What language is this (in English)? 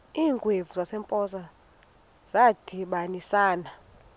Xhosa